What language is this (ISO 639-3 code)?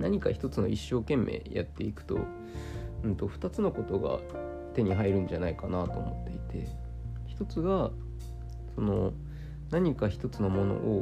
jpn